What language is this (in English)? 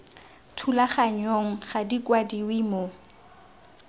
Tswana